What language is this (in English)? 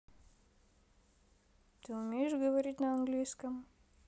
Russian